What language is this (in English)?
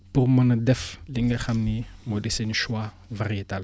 Wolof